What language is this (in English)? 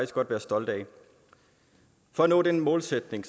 Danish